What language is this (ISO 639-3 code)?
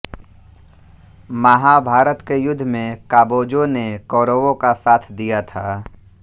hin